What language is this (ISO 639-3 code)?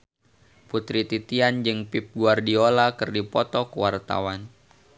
sun